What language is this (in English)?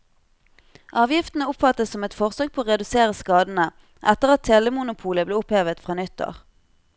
Norwegian